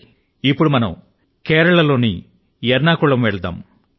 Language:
Telugu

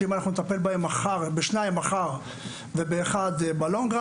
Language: Hebrew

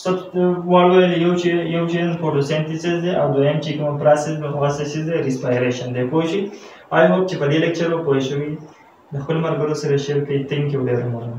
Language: Romanian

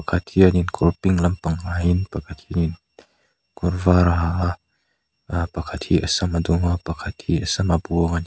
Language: Mizo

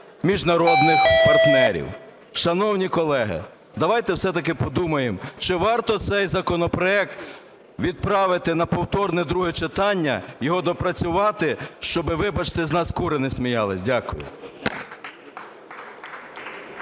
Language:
Ukrainian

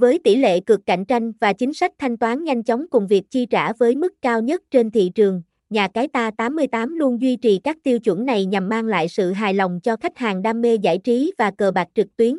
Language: Vietnamese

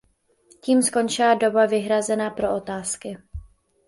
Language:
Czech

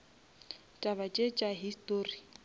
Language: Northern Sotho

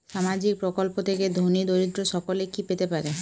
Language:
Bangla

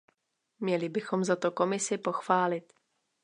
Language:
Czech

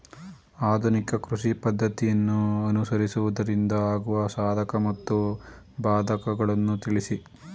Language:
Kannada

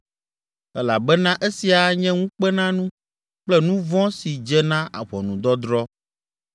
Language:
Ewe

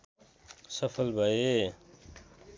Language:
Nepali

